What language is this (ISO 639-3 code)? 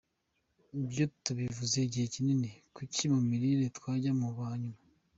kin